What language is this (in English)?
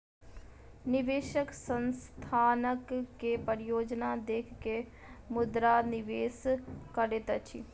Maithili